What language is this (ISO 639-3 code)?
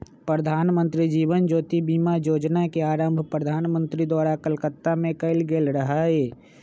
mag